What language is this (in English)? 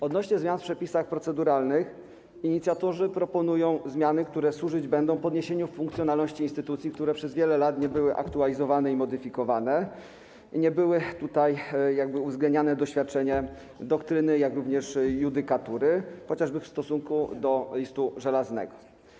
Polish